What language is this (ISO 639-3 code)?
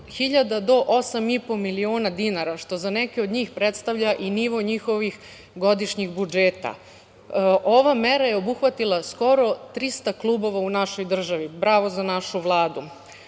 srp